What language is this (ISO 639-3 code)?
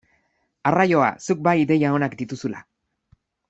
eus